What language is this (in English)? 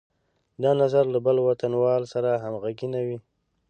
Pashto